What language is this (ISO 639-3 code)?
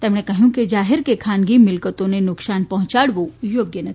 guj